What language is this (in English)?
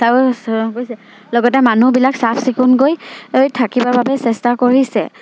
Assamese